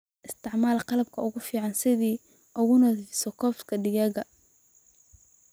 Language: Somali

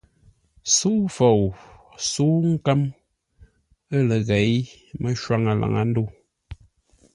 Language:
Ngombale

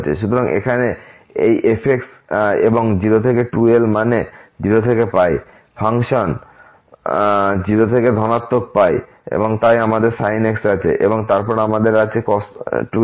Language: Bangla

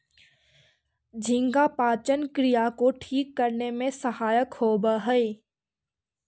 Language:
Magahi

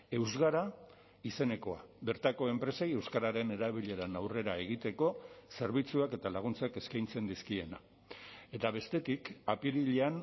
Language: Basque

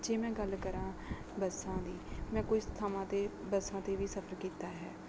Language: Punjabi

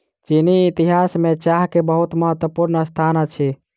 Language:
Maithili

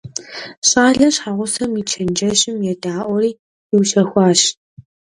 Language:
Kabardian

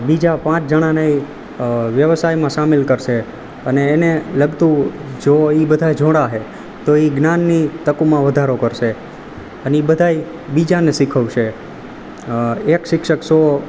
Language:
Gujarati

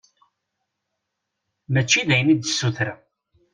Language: Kabyle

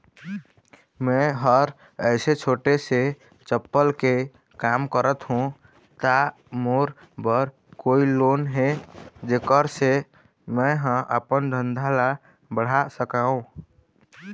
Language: Chhattisgarhi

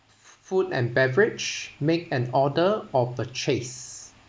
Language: English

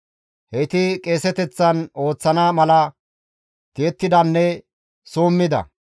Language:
Gamo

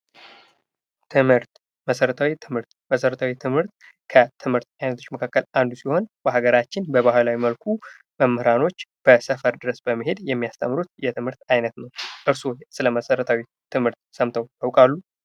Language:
Amharic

